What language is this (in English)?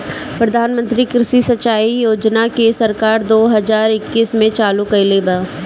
Bhojpuri